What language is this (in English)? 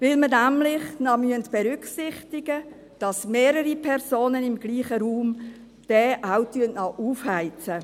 Swiss German